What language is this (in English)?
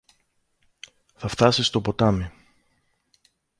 Greek